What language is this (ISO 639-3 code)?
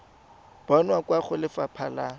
tsn